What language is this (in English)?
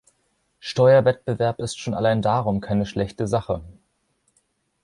German